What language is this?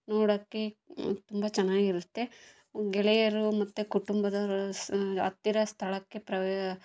Kannada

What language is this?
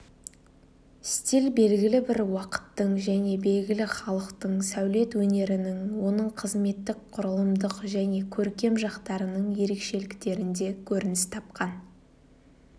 Kazakh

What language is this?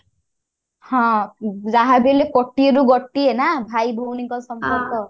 Odia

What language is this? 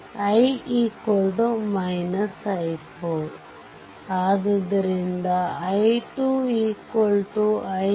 Kannada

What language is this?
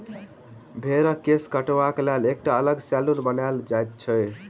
Maithili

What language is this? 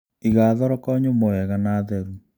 Kikuyu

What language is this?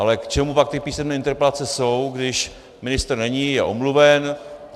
Czech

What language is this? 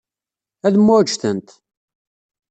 Kabyle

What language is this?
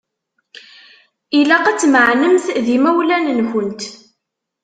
Kabyle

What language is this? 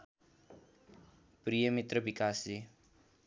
Nepali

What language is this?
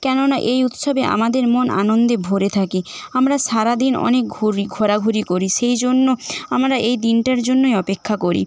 Bangla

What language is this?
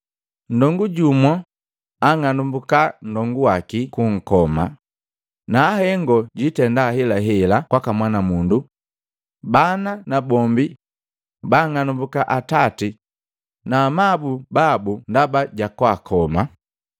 Matengo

